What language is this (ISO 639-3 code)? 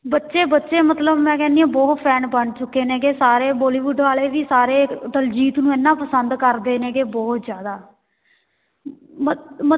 pan